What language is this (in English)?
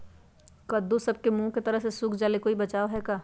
Magahi